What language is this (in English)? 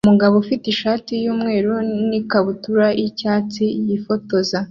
Kinyarwanda